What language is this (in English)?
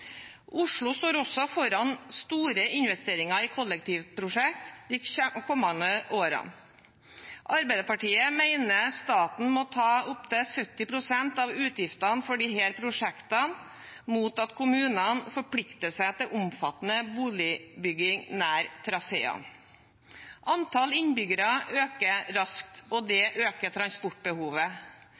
Norwegian Bokmål